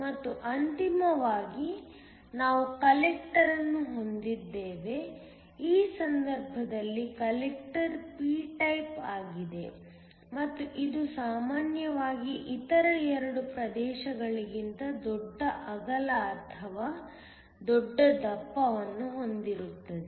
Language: Kannada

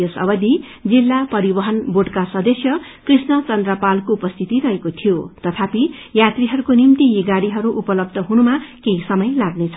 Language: Nepali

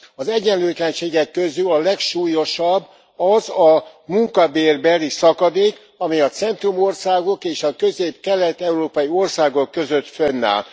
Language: Hungarian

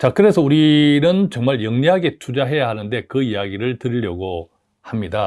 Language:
Korean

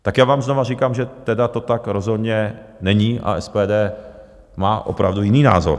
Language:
Czech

